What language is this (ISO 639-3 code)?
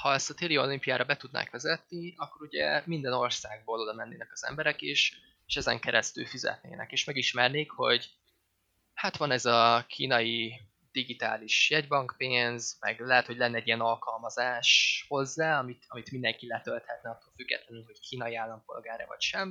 hun